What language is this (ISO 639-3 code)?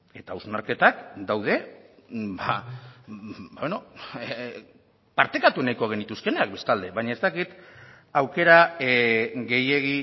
eus